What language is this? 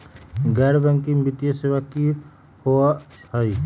Magahi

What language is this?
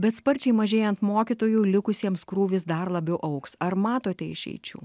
Lithuanian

